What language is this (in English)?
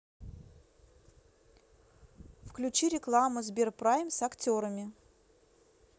Russian